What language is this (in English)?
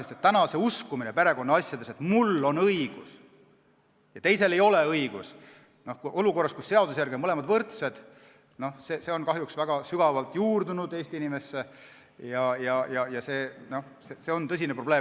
Estonian